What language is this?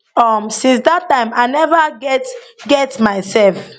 Nigerian Pidgin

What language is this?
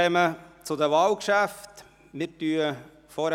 Swiss German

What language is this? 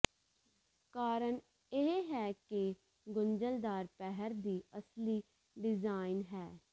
Punjabi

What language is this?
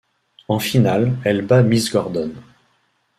French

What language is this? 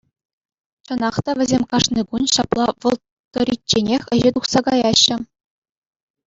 Chuvash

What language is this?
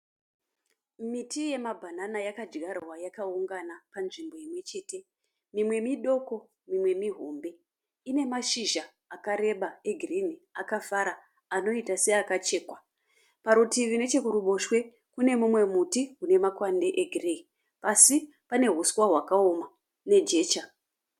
Shona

